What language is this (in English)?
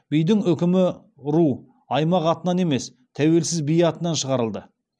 Kazakh